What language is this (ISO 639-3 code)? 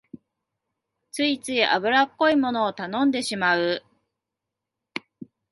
jpn